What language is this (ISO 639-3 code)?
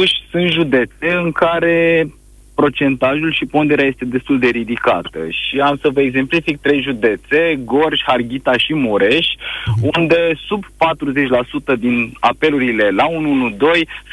ron